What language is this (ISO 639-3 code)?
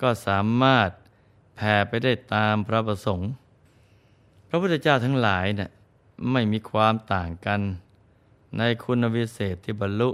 tha